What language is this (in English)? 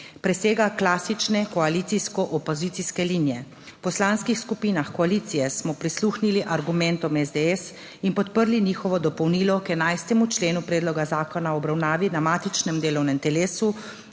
Slovenian